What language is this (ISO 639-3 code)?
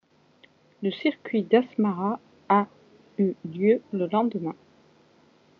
fra